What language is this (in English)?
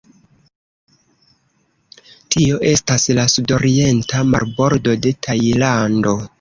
Esperanto